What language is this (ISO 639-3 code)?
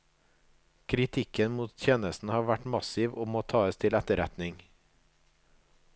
nor